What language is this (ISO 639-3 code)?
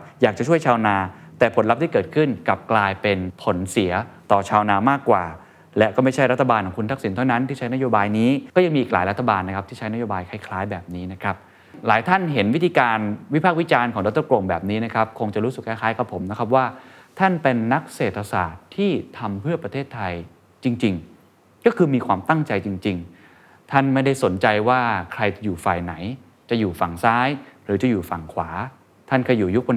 tha